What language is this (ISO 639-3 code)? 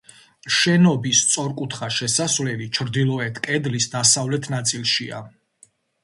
kat